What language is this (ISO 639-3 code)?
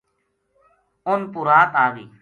gju